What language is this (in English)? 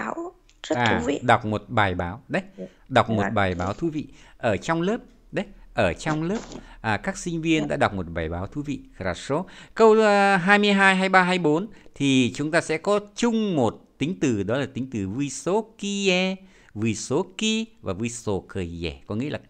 Vietnamese